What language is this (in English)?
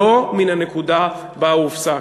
Hebrew